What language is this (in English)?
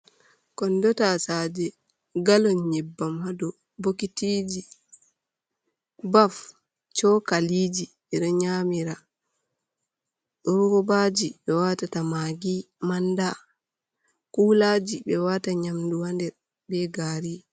Fula